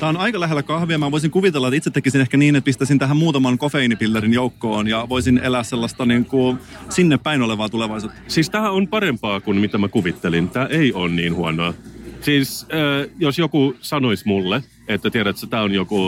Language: Finnish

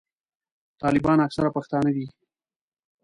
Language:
Pashto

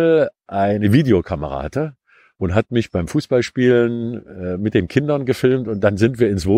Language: German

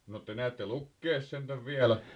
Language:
Finnish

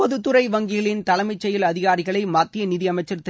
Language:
Tamil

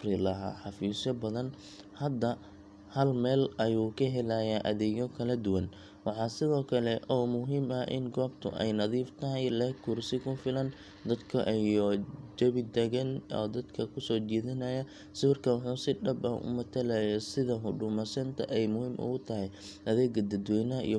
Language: Somali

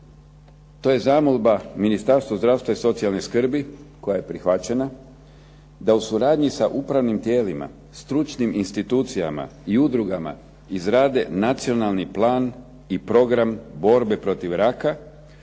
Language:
Croatian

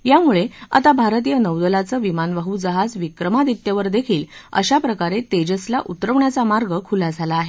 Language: Marathi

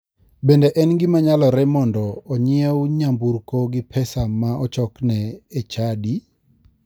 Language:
Luo (Kenya and Tanzania)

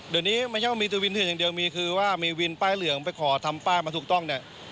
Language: Thai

